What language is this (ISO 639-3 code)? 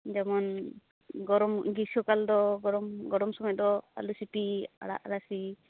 sat